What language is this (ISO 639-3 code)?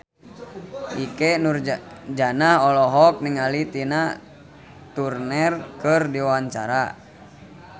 sun